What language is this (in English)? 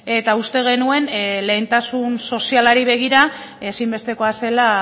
Basque